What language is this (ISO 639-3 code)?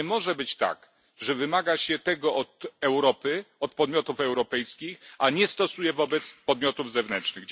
pol